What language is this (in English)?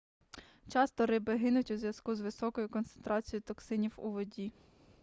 Ukrainian